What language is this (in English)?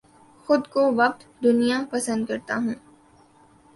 Urdu